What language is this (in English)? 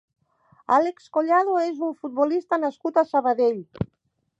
Catalan